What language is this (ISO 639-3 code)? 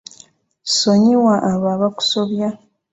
lug